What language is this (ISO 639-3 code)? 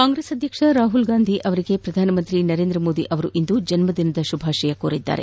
kan